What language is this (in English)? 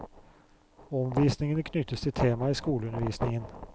Norwegian